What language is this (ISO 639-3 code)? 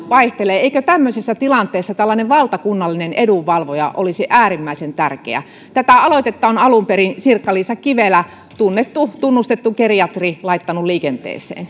fin